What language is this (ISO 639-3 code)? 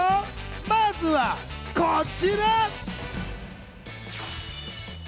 jpn